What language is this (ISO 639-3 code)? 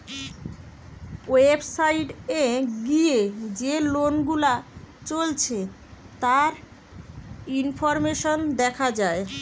ben